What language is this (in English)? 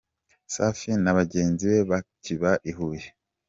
Kinyarwanda